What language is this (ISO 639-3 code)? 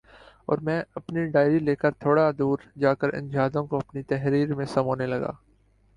urd